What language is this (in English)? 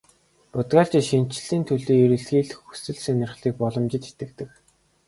Mongolian